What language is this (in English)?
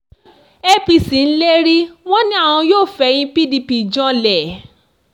Yoruba